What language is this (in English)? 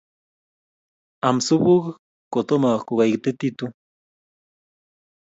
Kalenjin